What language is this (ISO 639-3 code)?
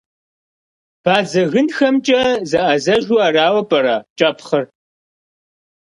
kbd